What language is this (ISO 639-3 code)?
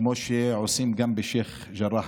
heb